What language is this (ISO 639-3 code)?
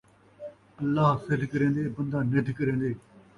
skr